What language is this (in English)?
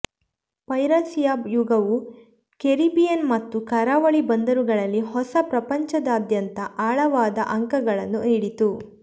Kannada